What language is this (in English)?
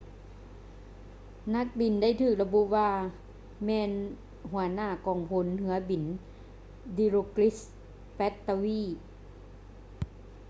Lao